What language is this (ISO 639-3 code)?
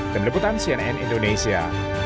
ind